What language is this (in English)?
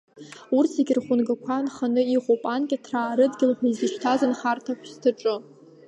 Abkhazian